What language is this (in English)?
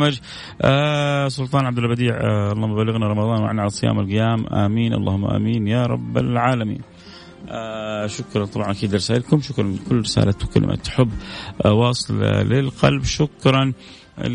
Arabic